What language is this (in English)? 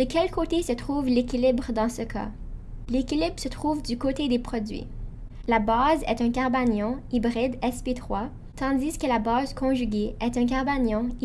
French